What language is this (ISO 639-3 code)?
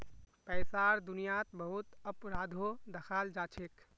mag